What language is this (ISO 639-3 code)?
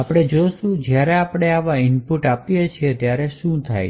guj